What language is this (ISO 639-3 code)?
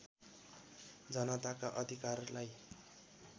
nep